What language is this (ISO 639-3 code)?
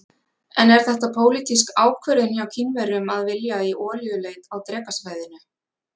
isl